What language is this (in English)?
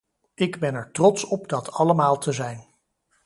Dutch